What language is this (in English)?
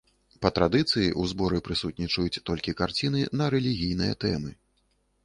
Belarusian